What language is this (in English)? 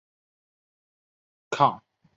Chinese